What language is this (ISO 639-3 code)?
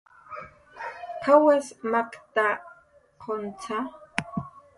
jqr